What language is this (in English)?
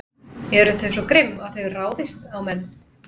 Icelandic